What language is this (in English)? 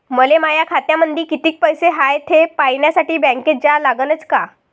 Marathi